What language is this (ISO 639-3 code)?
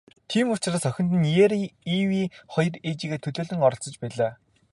mon